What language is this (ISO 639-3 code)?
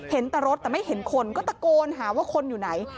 tha